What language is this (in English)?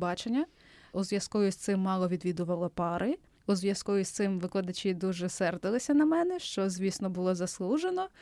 Ukrainian